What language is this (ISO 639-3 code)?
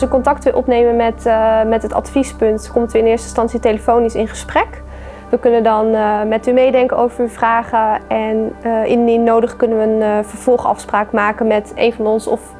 nld